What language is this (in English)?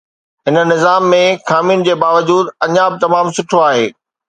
Sindhi